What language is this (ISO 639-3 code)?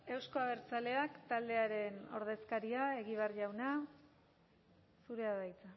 eus